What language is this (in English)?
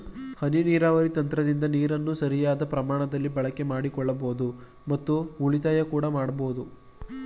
Kannada